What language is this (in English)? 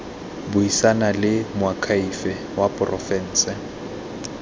Tswana